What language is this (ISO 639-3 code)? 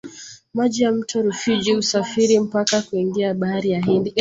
swa